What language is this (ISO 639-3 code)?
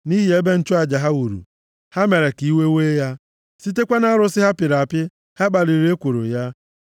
ibo